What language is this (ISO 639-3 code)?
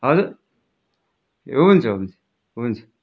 nep